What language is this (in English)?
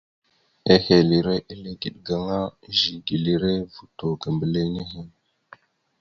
Mada (Cameroon)